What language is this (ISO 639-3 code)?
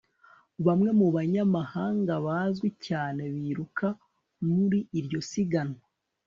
kin